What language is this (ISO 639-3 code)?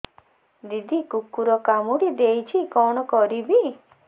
ori